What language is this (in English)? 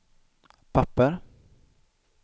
Swedish